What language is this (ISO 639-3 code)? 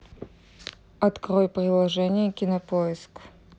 rus